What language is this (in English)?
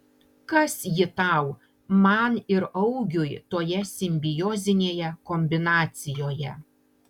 Lithuanian